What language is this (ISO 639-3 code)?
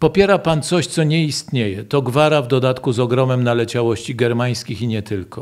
pol